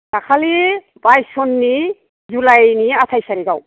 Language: Bodo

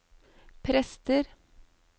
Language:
Norwegian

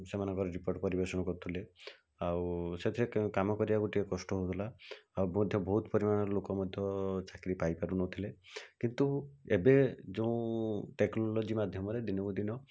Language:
Odia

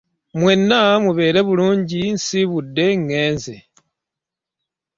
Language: Ganda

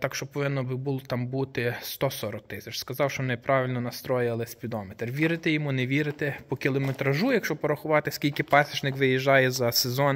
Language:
Ukrainian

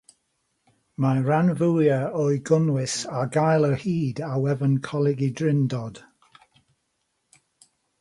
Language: Welsh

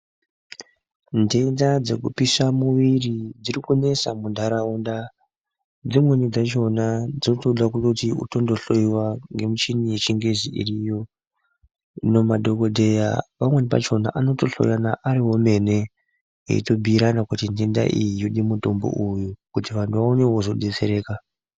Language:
Ndau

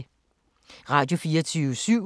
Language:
Danish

